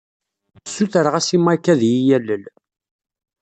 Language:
Kabyle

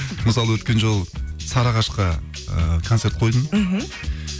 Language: Kazakh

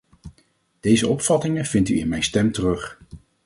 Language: Dutch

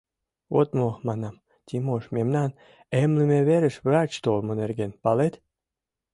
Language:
Mari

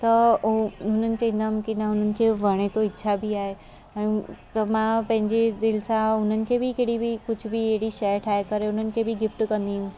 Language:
Sindhi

